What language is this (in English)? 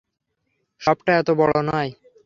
Bangla